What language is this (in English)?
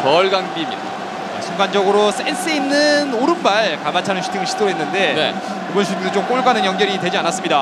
Korean